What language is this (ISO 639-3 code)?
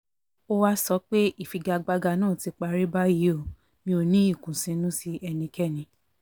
yor